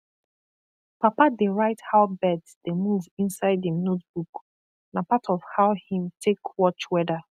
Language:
Nigerian Pidgin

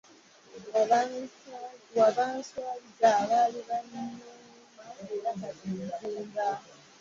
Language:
Ganda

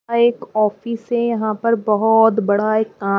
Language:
Hindi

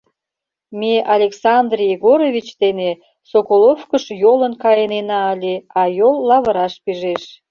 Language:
Mari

